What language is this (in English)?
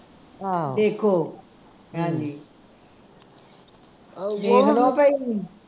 Punjabi